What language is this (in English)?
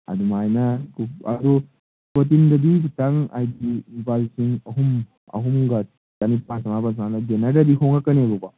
Manipuri